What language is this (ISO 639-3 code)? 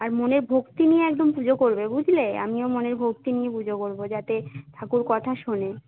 ben